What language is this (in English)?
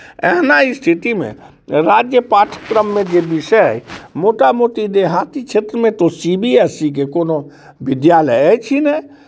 Maithili